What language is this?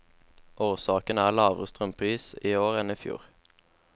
Norwegian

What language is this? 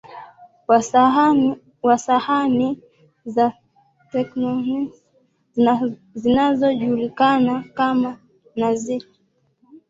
Swahili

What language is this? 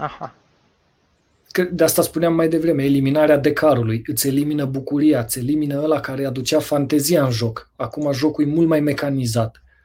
Romanian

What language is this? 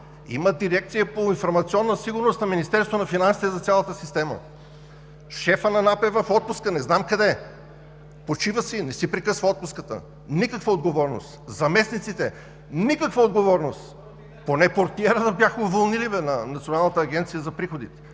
Bulgarian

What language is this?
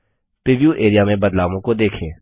Hindi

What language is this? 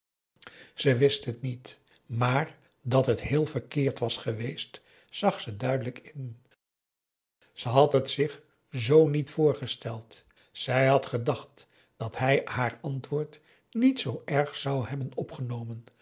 Dutch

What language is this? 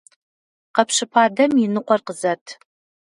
Kabardian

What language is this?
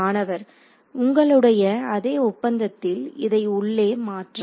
Tamil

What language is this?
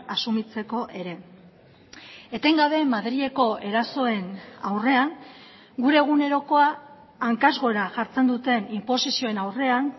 Basque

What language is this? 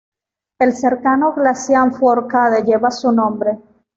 Spanish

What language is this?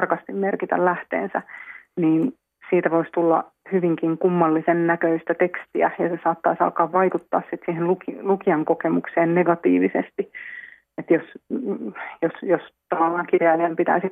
Finnish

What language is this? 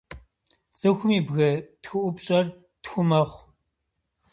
Kabardian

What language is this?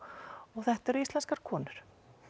Icelandic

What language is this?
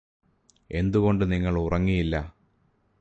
Malayalam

